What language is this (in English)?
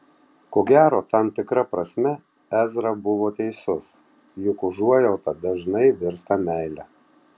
Lithuanian